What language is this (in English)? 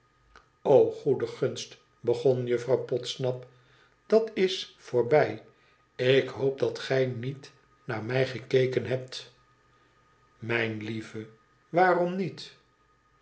Dutch